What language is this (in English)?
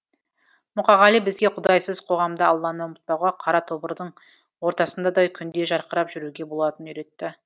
Kazakh